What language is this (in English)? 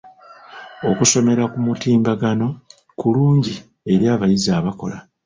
Ganda